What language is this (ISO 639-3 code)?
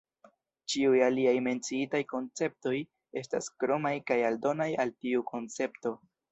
epo